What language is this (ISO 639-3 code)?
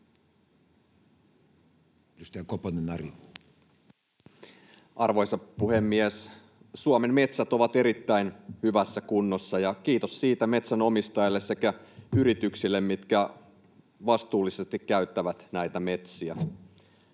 fin